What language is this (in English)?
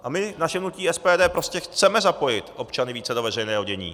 Czech